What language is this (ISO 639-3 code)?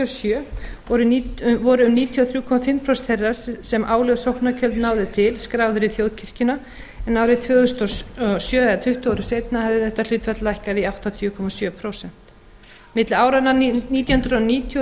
isl